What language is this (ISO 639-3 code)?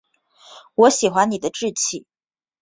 zho